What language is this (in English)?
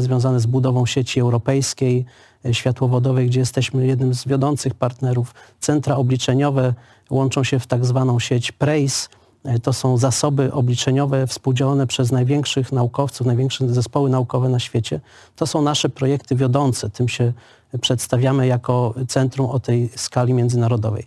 Polish